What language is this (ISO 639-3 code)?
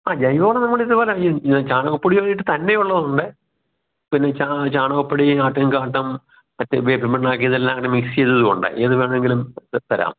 mal